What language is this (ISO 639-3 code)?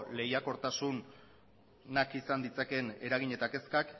eus